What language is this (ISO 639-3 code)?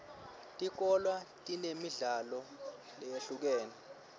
ssw